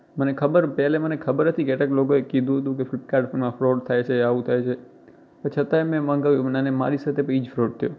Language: Gujarati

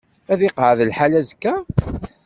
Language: Kabyle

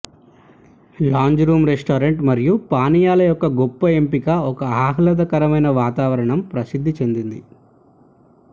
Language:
Telugu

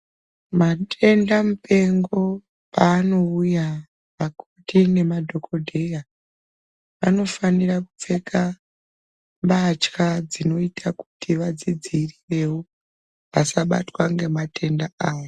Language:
Ndau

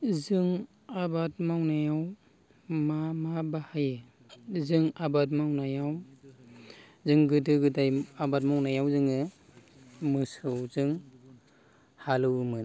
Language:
Bodo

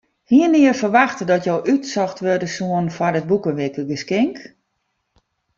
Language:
Western Frisian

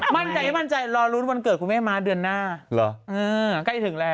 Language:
Thai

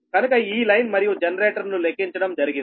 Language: Telugu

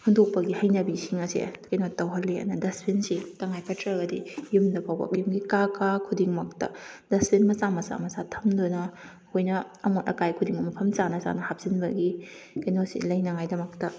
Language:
Manipuri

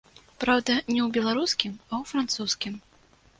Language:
Belarusian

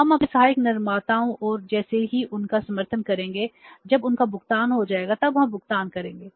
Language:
Hindi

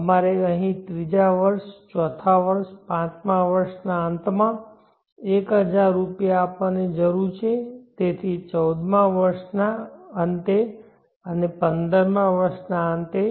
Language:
Gujarati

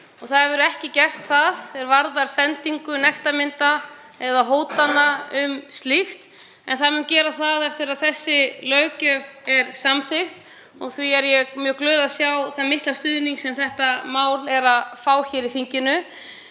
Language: Icelandic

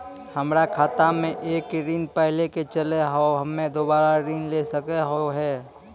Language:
Maithili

